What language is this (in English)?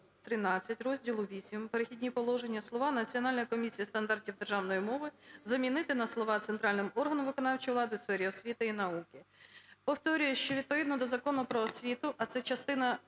Ukrainian